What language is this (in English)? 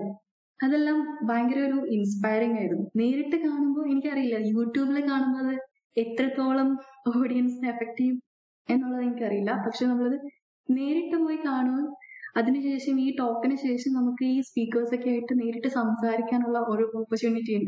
Malayalam